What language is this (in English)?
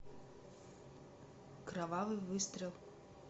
Russian